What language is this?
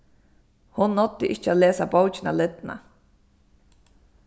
Faroese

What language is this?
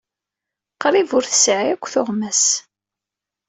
Kabyle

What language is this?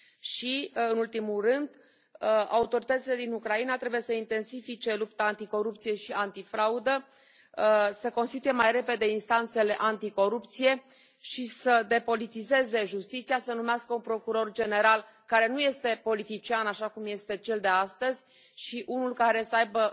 Romanian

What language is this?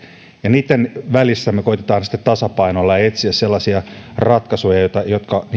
Finnish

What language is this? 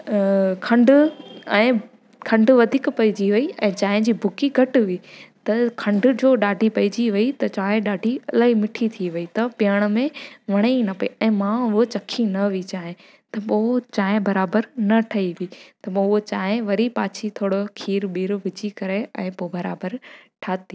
Sindhi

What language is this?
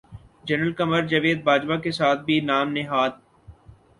Urdu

